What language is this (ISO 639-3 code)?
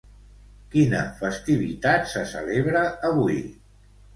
cat